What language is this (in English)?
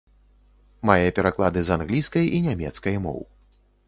Belarusian